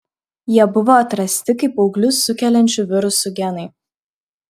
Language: Lithuanian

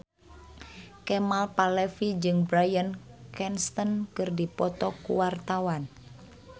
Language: Sundanese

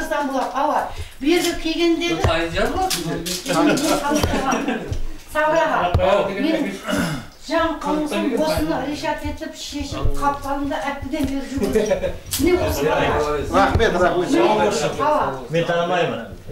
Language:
Turkish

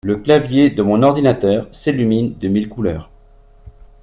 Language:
French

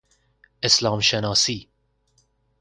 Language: Persian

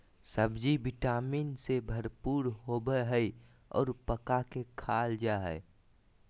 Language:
Magahi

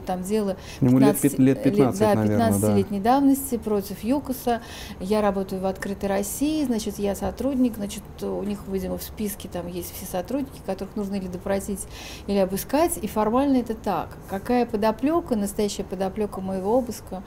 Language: Russian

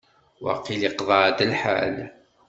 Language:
Kabyle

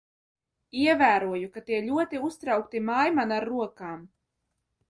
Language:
Latvian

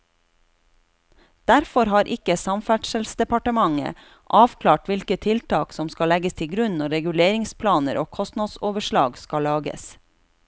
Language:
Norwegian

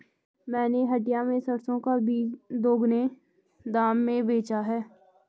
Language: Hindi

